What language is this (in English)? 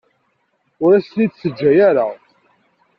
Kabyle